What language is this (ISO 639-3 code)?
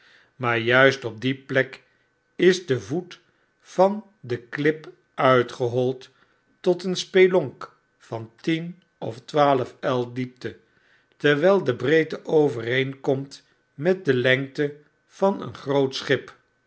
nld